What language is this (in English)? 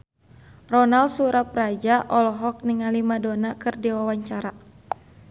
Sundanese